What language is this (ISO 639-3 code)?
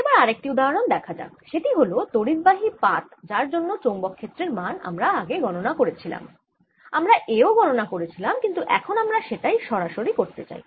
ben